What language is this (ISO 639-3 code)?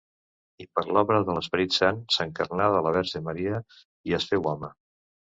cat